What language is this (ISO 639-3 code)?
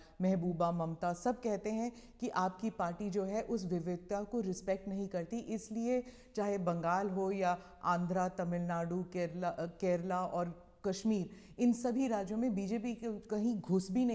hin